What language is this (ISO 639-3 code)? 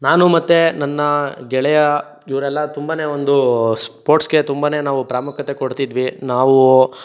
kan